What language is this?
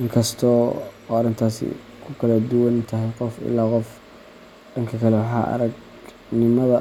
Somali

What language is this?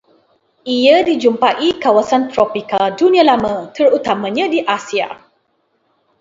Malay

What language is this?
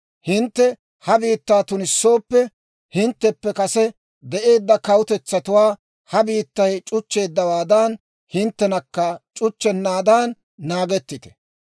Dawro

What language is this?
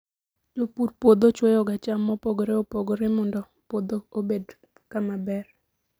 Luo (Kenya and Tanzania)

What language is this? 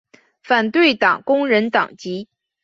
Chinese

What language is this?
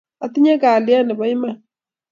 Kalenjin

